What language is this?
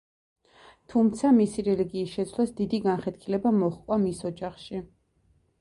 Georgian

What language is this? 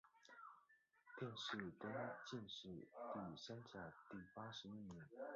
Chinese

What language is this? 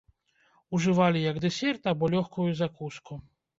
Belarusian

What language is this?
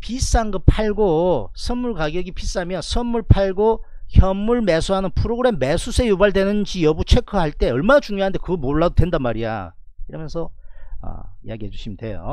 Korean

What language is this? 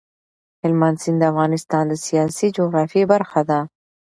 Pashto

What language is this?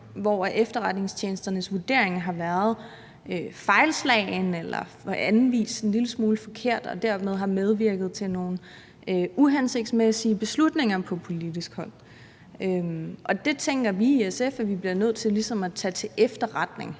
Danish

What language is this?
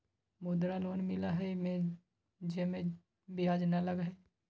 Magahi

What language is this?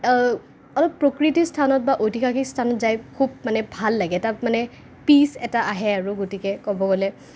Assamese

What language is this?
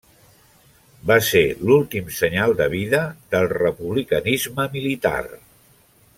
Catalan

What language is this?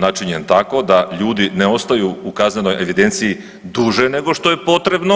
Croatian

